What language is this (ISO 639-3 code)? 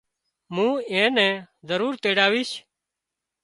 kxp